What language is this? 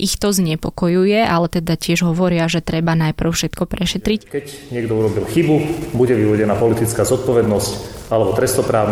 Slovak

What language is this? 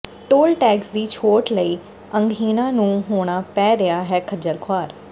Punjabi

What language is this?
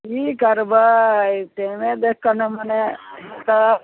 Maithili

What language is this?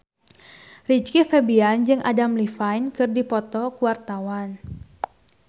Sundanese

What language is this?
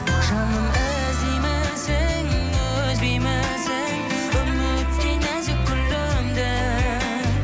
Kazakh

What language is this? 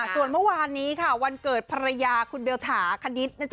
Thai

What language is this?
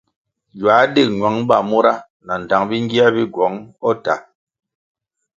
Kwasio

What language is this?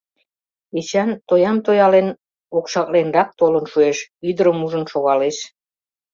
Mari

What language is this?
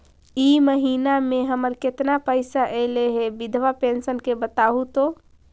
Magahi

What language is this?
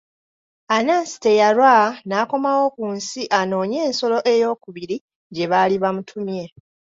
Ganda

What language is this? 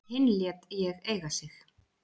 Icelandic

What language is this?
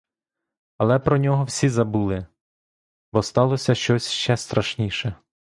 Ukrainian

